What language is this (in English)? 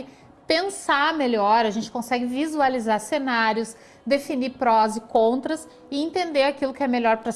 Portuguese